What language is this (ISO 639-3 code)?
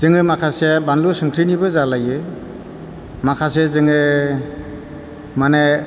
brx